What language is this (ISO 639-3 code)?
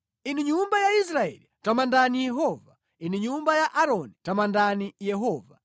nya